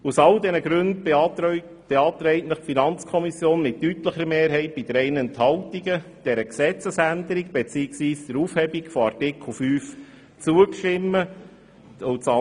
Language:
Swiss German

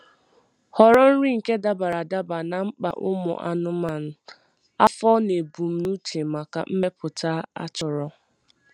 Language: Igbo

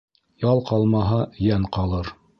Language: Bashkir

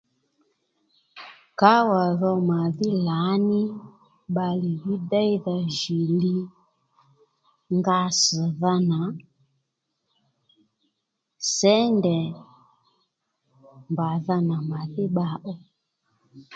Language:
Lendu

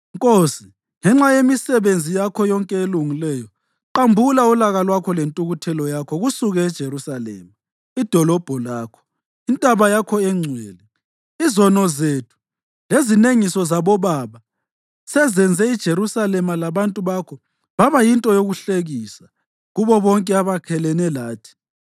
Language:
North Ndebele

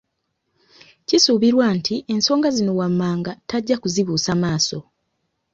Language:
Ganda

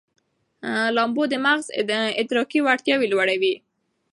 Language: Pashto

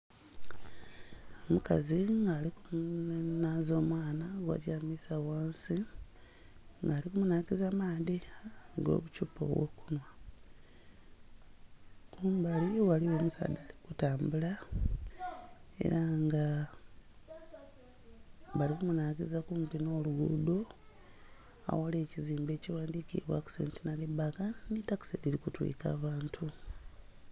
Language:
Soga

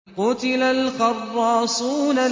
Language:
Arabic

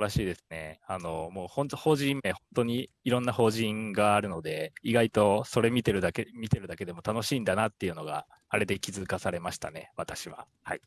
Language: Japanese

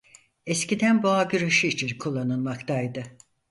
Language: Turkish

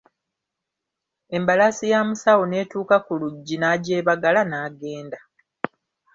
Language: Ganda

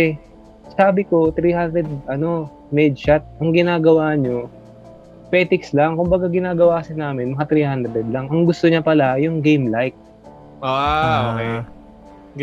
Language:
Filipino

